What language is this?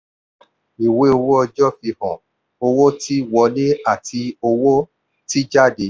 Yoruba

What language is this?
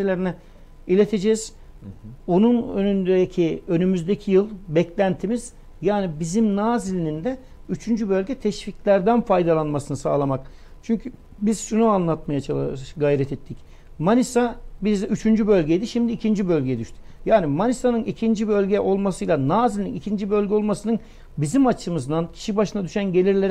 Turkish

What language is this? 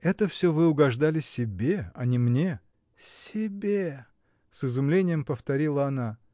Russian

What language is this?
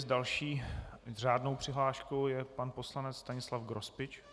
Czech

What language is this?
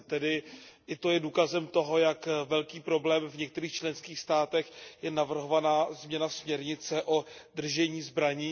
Czech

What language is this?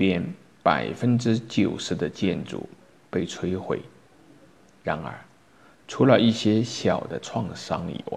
Chinese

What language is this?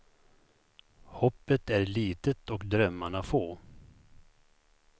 Swedish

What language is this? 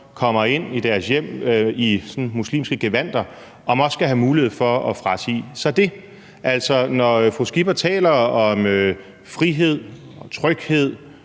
Danish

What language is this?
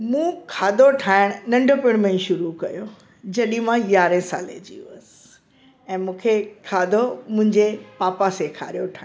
Sindhi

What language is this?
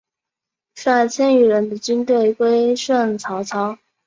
Chinese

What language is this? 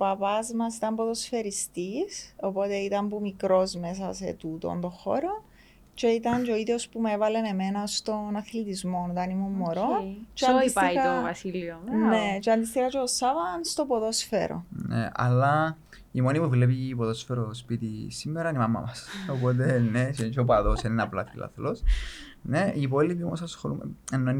Greek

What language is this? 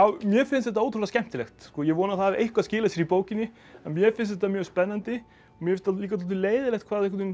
Icelandic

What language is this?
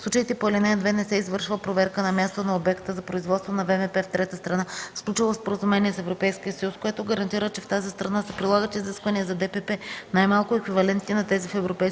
Bulgarian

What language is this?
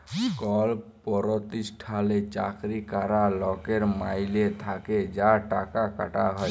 Bangla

